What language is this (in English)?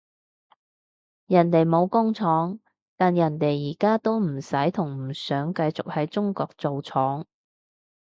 Cantonese